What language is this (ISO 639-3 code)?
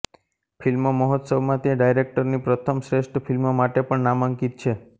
guj